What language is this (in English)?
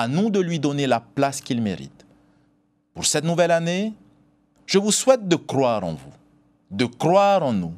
French